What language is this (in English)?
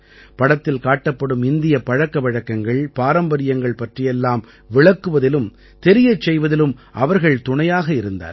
Tamil